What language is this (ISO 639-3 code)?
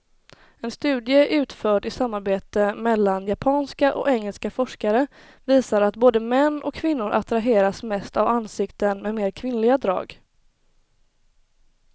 swe